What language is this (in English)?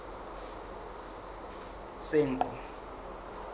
Southern Sotho